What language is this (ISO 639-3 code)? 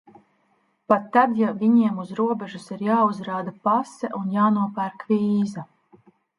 lav